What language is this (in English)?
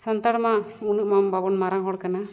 Santali